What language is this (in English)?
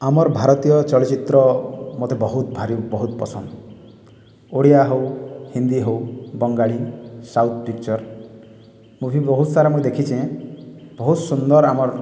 Odia